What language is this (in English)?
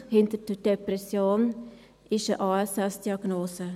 Swiss German